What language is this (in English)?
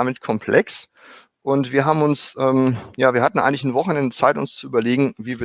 German